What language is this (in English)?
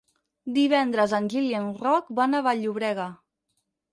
Catalan